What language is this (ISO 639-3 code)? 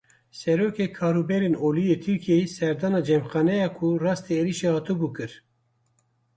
kur